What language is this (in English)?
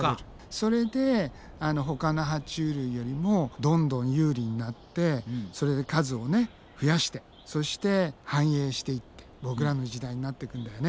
Japanese